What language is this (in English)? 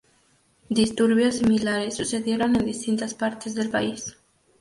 Spanish